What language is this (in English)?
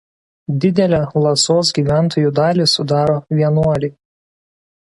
Lithuanian